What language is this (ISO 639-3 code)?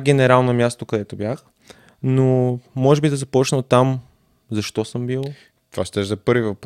bul